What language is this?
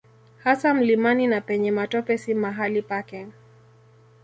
Swahili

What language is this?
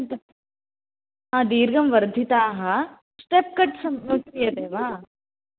Sanskrit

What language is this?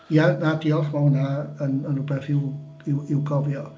Welsh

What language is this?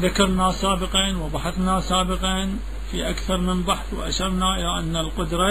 Arabic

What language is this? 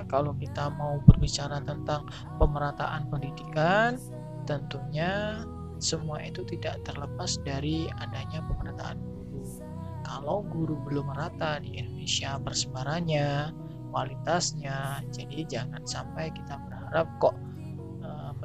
Indonesian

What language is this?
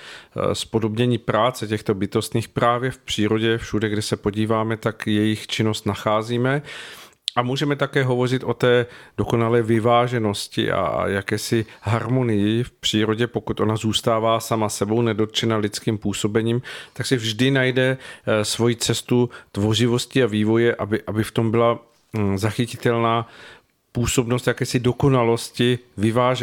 Czech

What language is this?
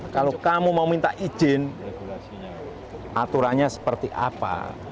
Indonesian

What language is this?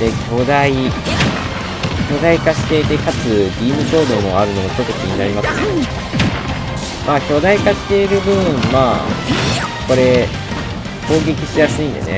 Japanese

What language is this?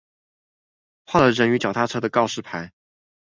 Chinese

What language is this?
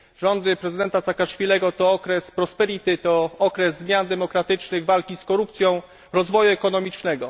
Polish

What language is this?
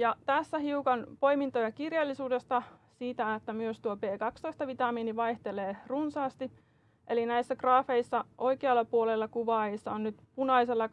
Finnish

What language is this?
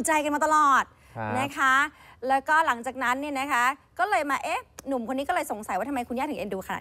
Thai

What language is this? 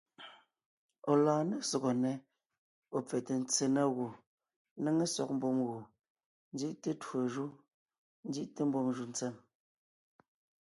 Ngiemboon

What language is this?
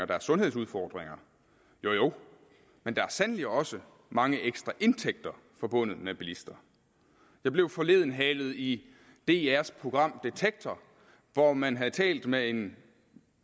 Danish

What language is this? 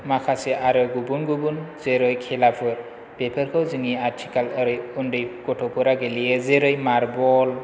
Bodo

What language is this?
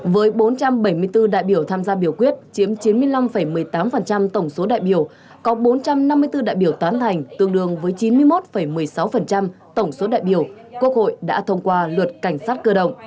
Vietnamese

